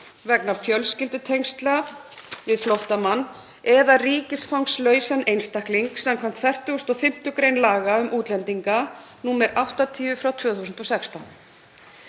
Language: Icelandic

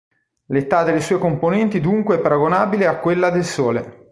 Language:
Italian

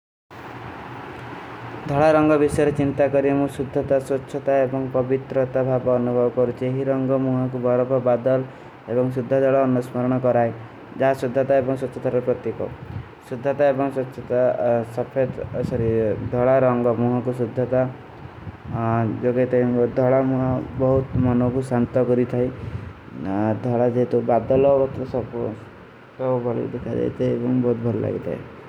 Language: Kui (India)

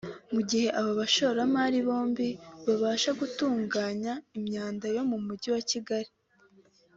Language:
Kinyarwanda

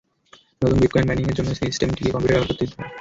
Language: Bangla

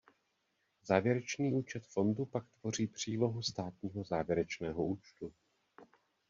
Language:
Czech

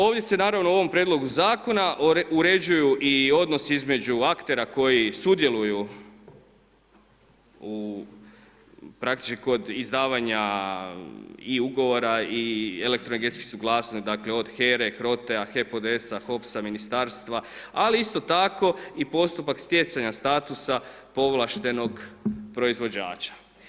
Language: Croatian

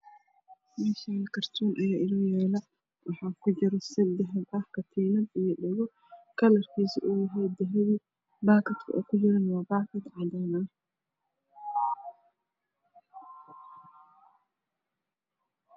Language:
Somali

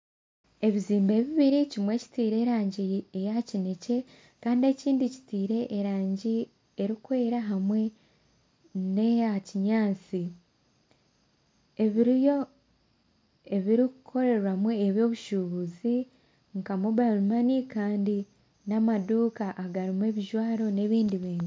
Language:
Nyankole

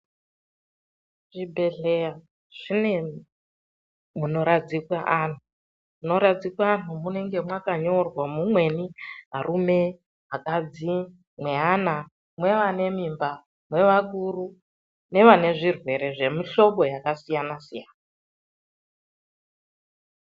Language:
Ndau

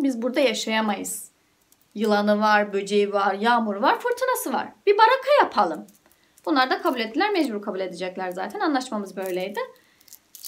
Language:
Turkish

